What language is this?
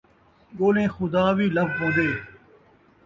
Saraiki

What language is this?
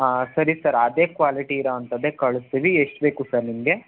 Kannada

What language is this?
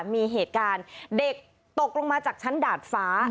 Thai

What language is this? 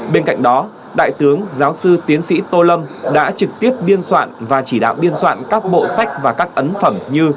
Vietnamese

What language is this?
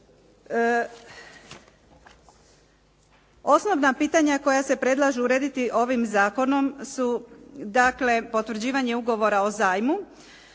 Croatian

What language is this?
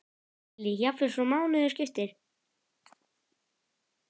Icelandic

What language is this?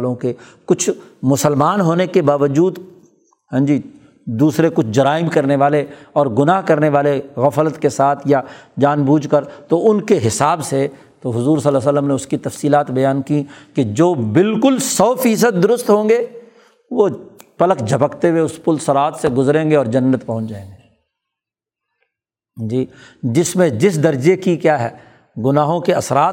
Urdu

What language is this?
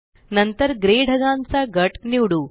Marathi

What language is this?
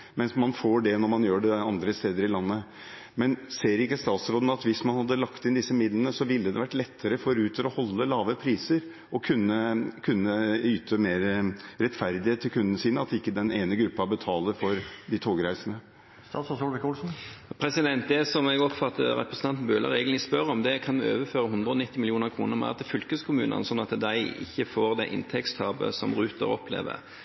Norwegian Bokmål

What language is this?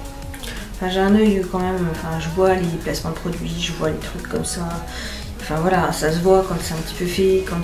French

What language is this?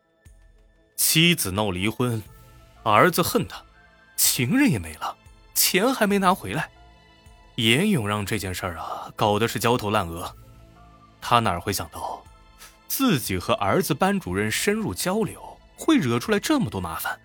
Chinese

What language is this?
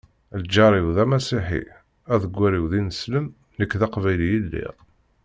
Kabyle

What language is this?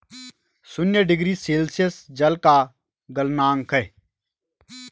Hindi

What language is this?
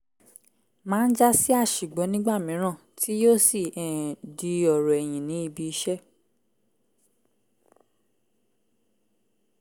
Yoruba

